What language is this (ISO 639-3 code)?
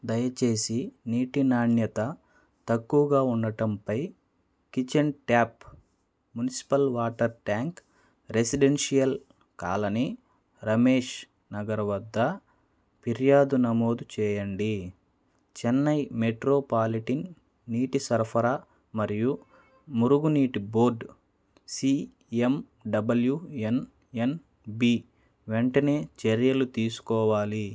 tel